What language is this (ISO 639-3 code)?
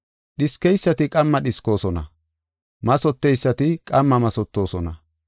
gof